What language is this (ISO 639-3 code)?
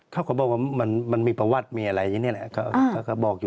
tha